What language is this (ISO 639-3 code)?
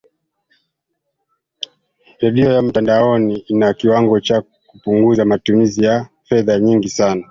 swa